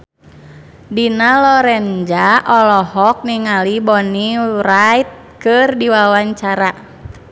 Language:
Sundanese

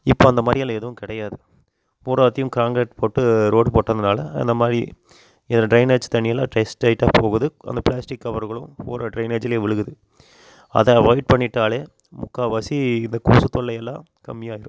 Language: Tamil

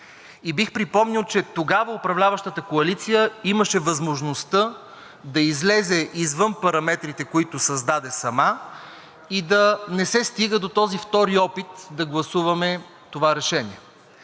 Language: Bulgarian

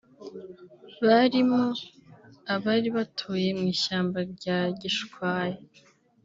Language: Kinyarwanda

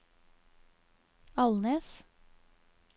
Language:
Norwegian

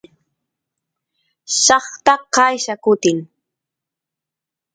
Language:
Santiago del Estero Quichua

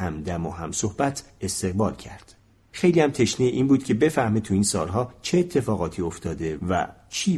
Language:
Persian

